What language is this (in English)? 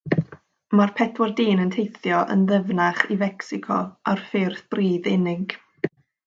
Welsh